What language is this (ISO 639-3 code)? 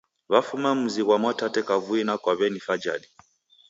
dav